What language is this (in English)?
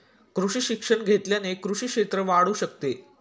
Marathi